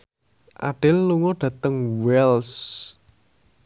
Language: Javanese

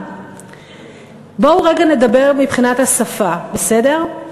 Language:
Hebrew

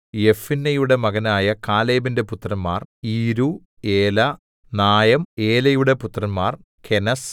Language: Malayalam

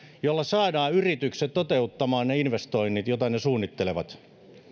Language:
Finnish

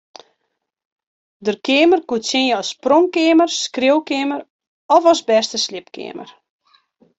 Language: Western Frisian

